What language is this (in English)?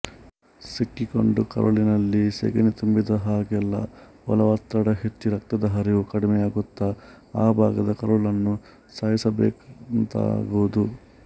Kannada